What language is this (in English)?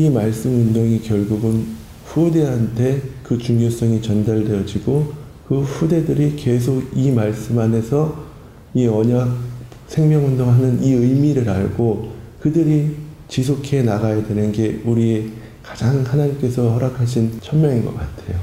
Korean